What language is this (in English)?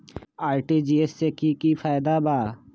Magahi